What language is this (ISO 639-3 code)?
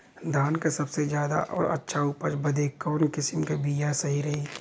bho